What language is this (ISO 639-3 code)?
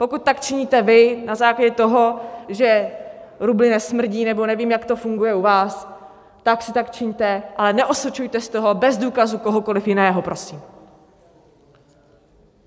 ces